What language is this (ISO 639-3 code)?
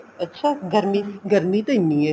pan